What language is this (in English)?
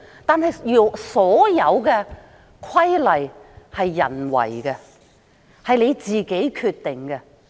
Cantonese